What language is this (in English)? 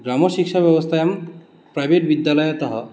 Sanskrit